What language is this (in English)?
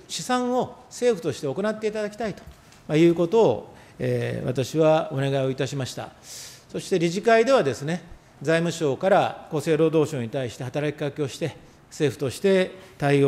Japanese